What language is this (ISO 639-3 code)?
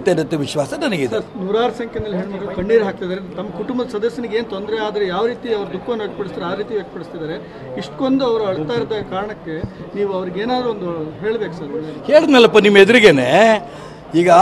tur